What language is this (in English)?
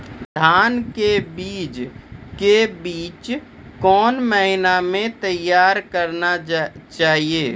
Maithili